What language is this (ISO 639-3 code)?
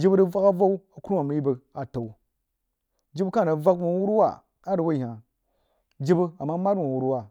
juo